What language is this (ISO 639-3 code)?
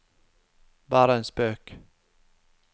nor